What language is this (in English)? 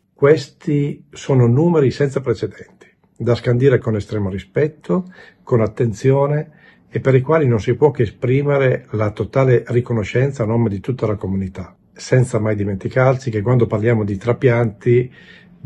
Italian